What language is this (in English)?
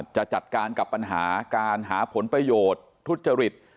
Thai